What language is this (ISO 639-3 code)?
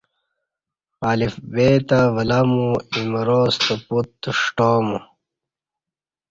bsh